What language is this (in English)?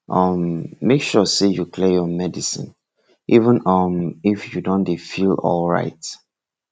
Nigerian Pidgin